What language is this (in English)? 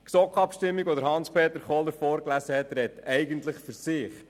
Swiss German